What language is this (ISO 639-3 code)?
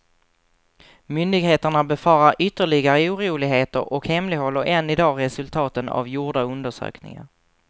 swe